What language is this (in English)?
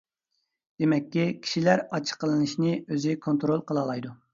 Uyghur